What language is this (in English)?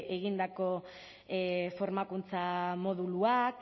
Basque